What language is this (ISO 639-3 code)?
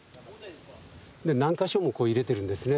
jpn